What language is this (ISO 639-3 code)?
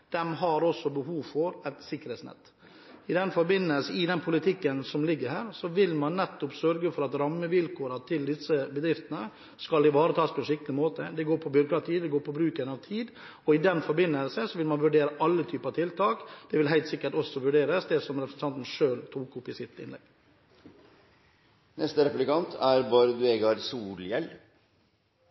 nor